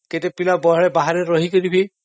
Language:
Odia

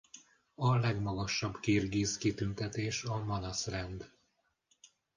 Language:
Hungarian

